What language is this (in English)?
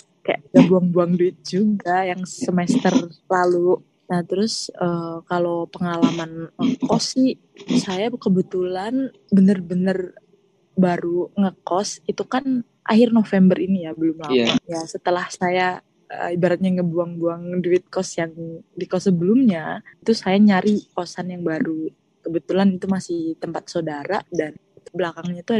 Indonesian